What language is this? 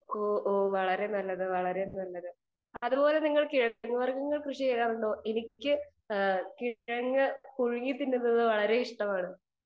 Malayalam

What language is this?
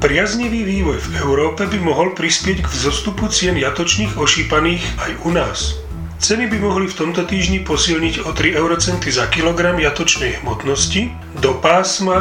Slovak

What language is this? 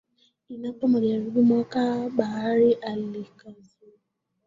Swahili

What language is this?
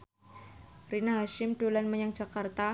Javanese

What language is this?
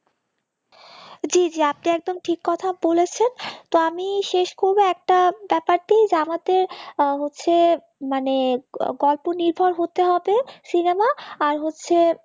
Bangla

